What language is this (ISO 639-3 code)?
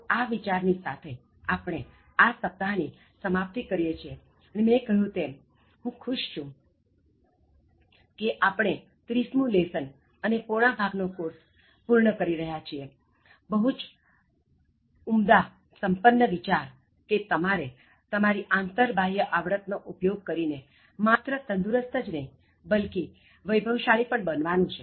guj